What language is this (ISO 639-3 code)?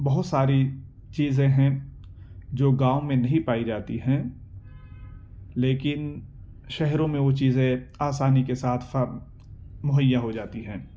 urd